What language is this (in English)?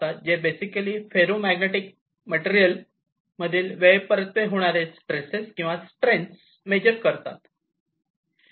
Marathi